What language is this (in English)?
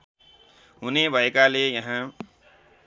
Nepali